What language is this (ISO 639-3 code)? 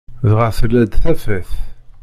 kab